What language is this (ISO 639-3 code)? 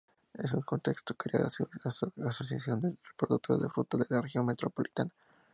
spa